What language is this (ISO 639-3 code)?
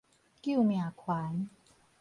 nan